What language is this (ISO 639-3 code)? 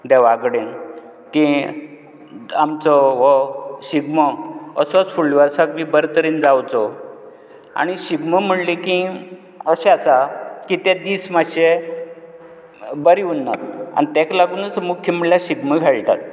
kok